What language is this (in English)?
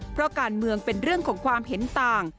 Thai